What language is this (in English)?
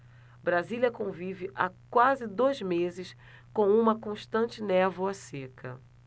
Portuguese